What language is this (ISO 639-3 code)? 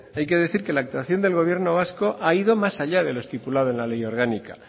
spa